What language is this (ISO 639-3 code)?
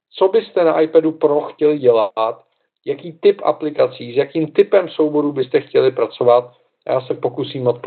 ces